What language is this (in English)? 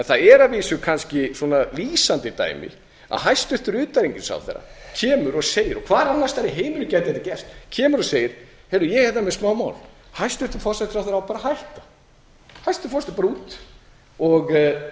Icelandic